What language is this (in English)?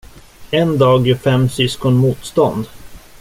Swedish